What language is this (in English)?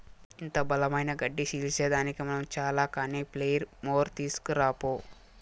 Telugu